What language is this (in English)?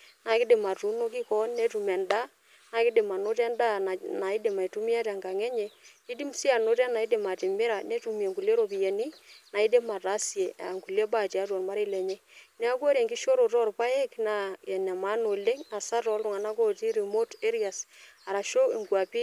Masai